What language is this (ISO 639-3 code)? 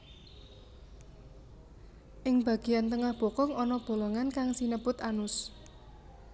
jav